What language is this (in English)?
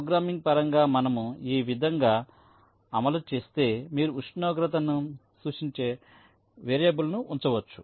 Telugu